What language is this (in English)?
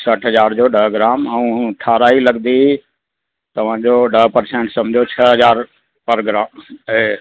Sindhi